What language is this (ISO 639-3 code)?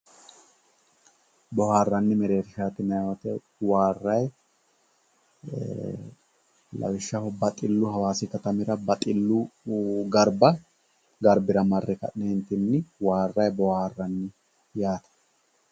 sid